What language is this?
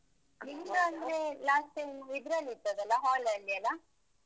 Kannada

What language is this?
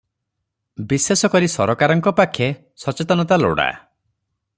Odia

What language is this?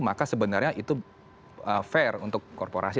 Indonesian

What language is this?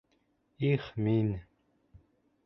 Bashkir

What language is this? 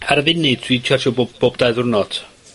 Welsh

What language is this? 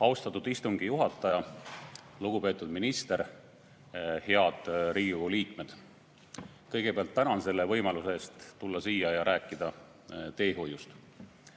Estonian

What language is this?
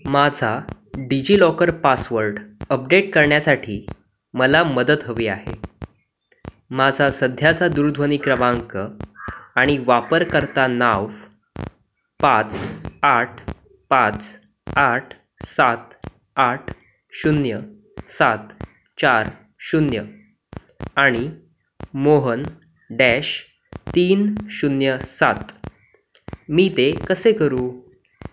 Marathi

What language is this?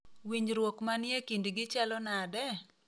Luo (Kenya and Tanzania)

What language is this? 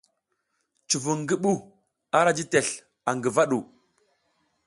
South Giziga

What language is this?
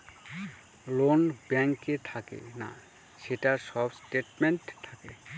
Bangla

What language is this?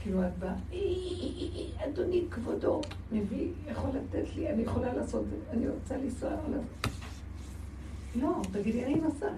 Hebrew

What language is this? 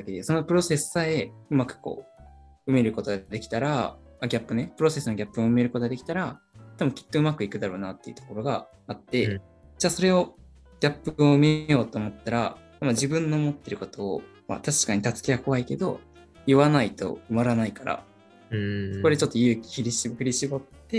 Japanese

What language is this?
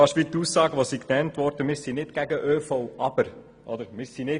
Swiss German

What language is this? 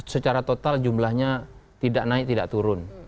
Indonesian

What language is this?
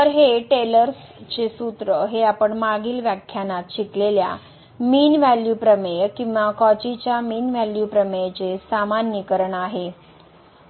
Marathi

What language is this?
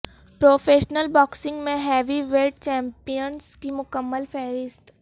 Urdu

